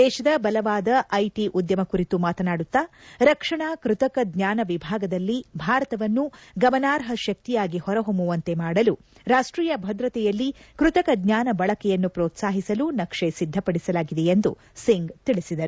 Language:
Kannada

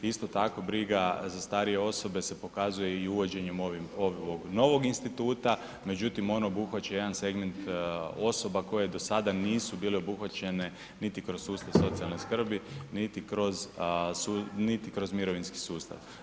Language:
Croatian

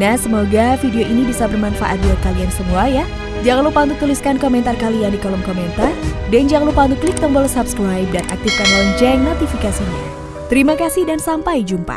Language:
Indonesian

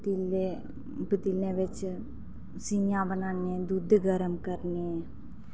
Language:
Dogri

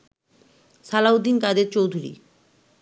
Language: Bangla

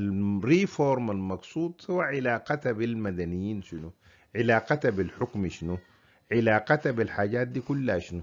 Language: Arabic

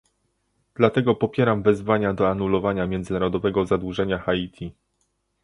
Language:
Polish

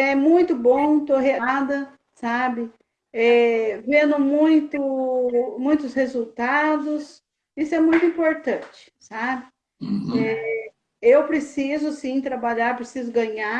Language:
Portuguese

